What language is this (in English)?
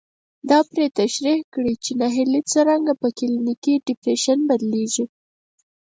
Pashto